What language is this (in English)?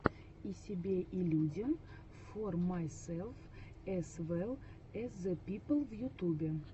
Russian